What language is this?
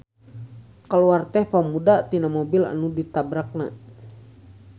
Sundanese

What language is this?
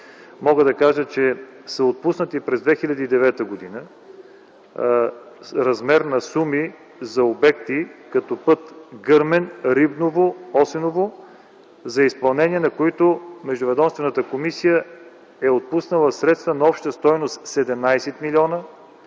Bulgarian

